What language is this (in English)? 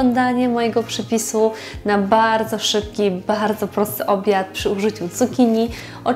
Polish